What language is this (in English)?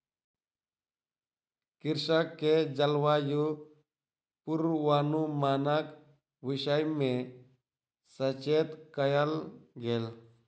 Maithili